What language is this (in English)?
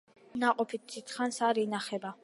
Georgian